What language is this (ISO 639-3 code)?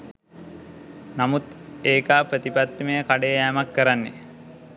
sin